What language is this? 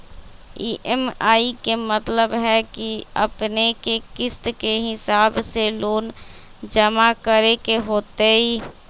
Magahi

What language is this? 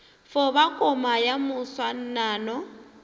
Northern Sotho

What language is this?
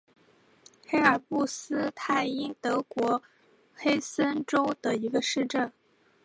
Chinese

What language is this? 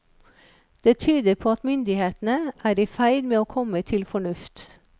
Norwegian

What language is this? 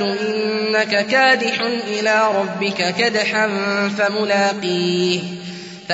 Arabic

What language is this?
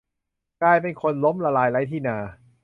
Thai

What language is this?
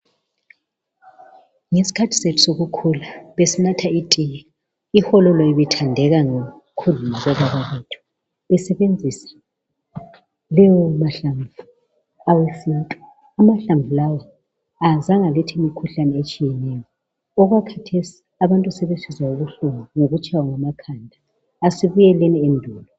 North Ndebele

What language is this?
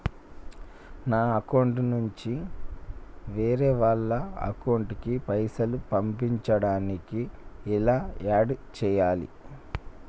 Telugu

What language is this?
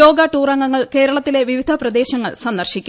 Malayalam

